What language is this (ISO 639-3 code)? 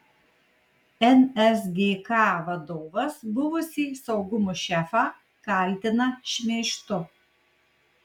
lit